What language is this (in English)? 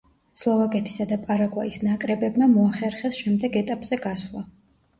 Georgian